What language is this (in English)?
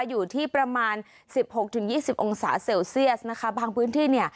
Thai